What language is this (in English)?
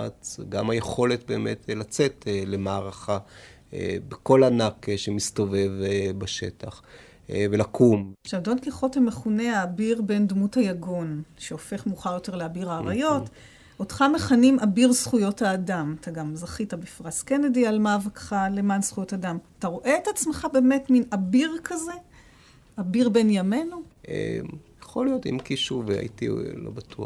Hebrew